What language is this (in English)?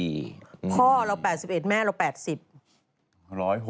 Thai